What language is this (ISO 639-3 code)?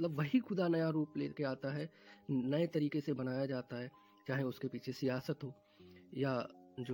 hin